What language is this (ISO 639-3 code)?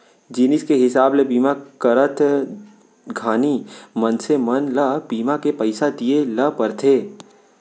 hne